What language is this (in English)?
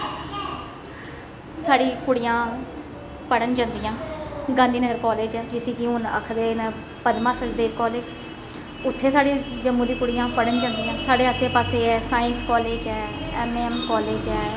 Dogri